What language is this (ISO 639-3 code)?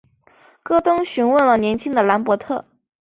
zho